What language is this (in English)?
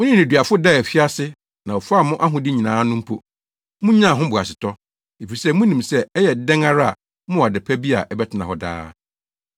Akan